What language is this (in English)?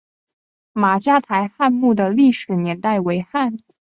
Chinese